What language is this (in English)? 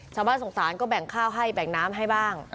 Thai